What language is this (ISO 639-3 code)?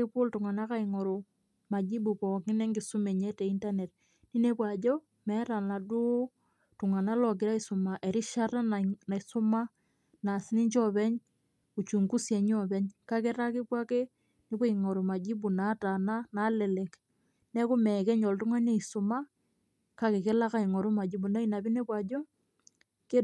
mas